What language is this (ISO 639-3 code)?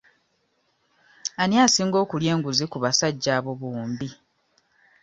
lug